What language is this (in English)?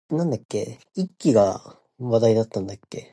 Chinese